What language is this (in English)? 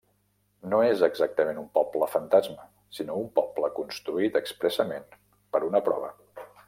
Catalan